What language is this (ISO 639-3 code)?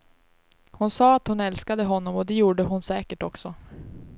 swe